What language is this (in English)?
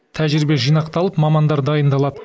Kazakh